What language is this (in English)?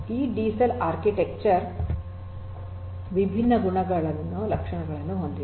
Kannada